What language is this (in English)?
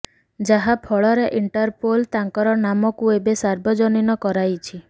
Odia